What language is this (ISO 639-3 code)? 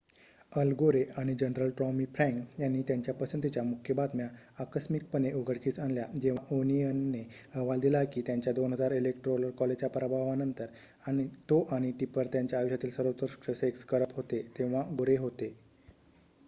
mar